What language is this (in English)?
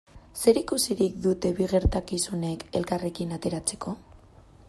Basque